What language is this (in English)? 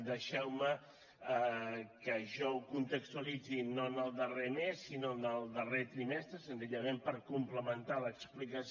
Catalan